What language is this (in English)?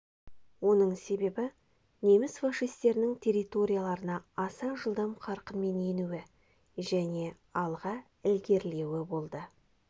Kazakh